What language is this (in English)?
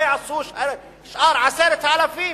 Hebrew